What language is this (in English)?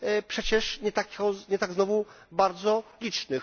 Polish